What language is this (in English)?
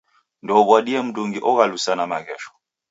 Taita